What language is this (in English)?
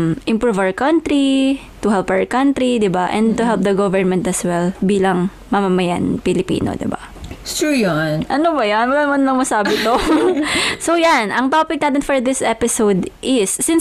Filipino